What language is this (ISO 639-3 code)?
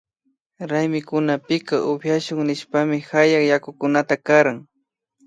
qvi